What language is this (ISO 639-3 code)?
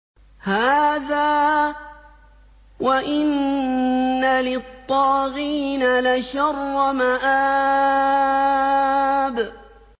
ara